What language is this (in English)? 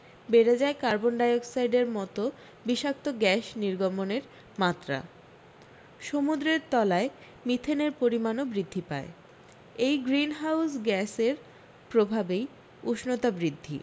Bangla